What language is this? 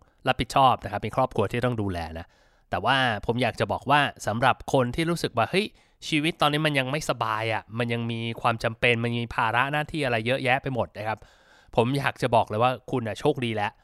Thai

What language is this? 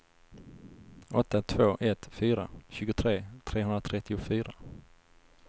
Swedish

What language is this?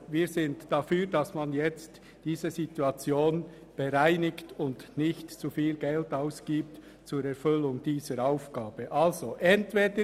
Swiss German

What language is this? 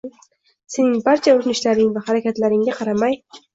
Uzbek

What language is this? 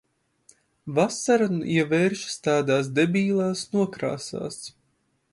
Latvian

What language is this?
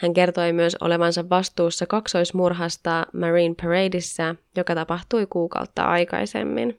Finnish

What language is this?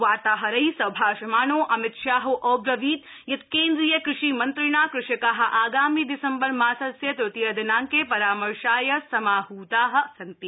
Sanskrit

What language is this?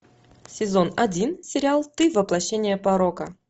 Russian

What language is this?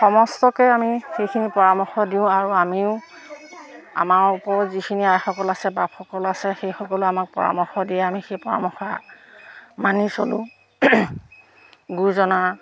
Assamese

